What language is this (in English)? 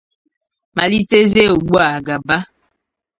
Igbo